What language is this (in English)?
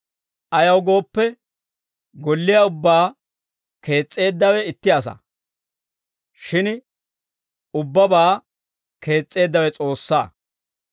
Dawro